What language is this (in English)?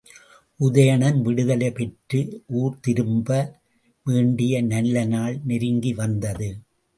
Tamil